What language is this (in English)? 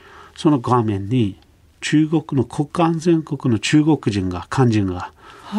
Japanese